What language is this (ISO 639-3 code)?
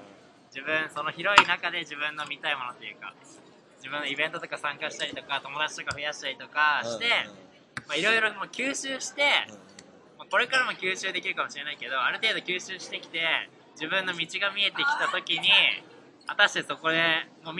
jpn